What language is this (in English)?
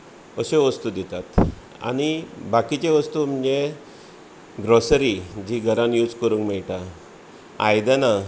Konkani